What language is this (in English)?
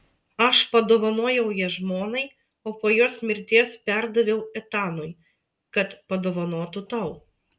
Lithuanian